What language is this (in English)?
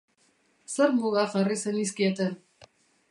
Basque